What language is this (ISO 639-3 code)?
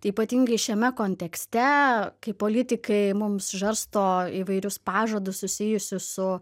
lit